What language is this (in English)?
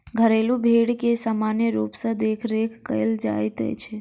Maithili